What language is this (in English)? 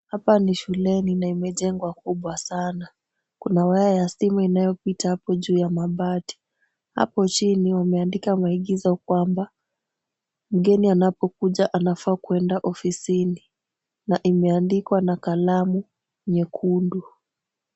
Swahili